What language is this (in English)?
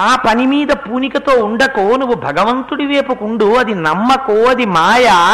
Telugu